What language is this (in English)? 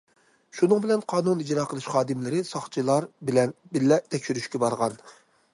Uyghur